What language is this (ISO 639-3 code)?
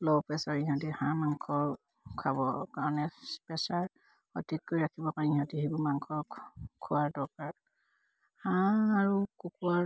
asm